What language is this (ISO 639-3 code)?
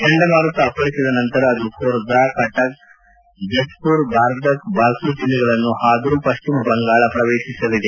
kan